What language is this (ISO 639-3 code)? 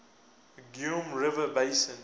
eng